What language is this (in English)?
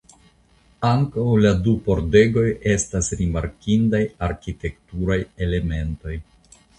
Esperanto